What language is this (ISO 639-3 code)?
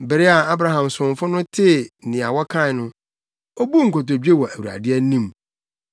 aka